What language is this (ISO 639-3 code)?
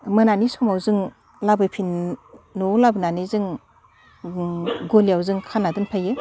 brx